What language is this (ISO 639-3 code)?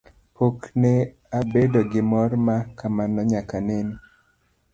luo